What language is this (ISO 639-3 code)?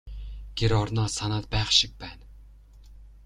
mon